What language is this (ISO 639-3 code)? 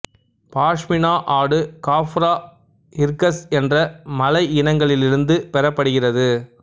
tam